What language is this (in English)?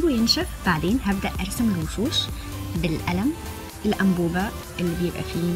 Arabic